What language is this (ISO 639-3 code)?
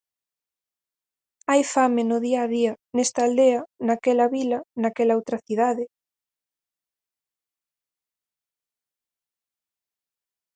glg